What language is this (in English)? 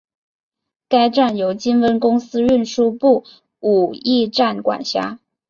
Chinese